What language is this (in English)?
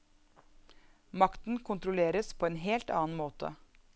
Norwegian